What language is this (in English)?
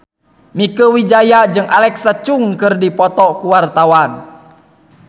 Sundanese